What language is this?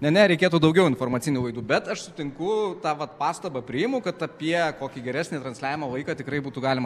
Lithuanian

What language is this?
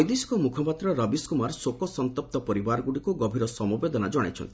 Odia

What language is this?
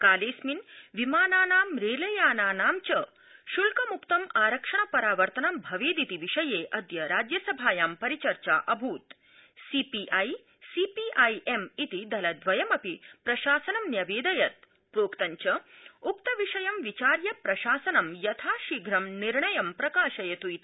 Sanskrit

